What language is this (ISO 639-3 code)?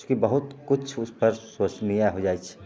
mai